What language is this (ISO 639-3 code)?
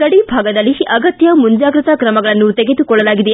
kan